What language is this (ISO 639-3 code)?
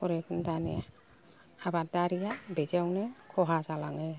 brx